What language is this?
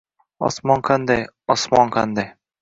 Uzbek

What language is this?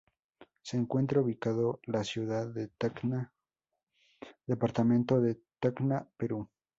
Spanish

